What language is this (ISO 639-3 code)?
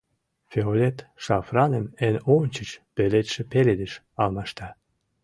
chm